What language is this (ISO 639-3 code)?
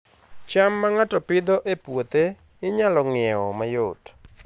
luo